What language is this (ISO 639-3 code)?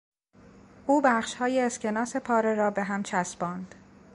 fas